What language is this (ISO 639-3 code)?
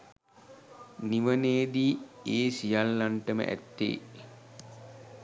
sin